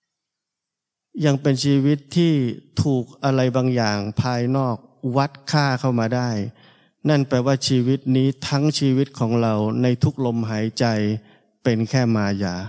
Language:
Thai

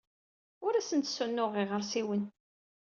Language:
Kabyle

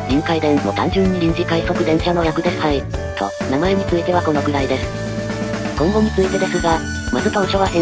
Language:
Japanese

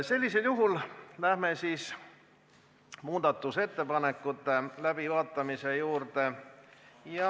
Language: Estonian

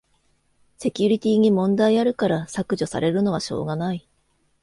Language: Japanese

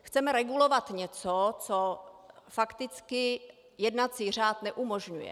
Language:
Czech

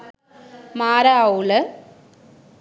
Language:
Sinhala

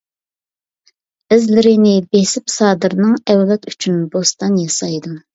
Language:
Uyghur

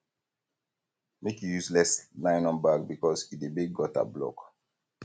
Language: Nigerian Pidgin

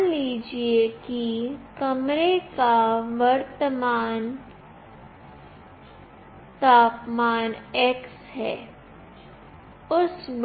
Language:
Hindi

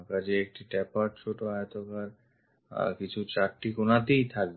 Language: Bangla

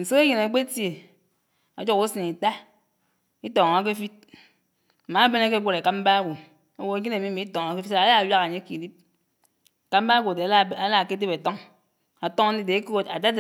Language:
Anaang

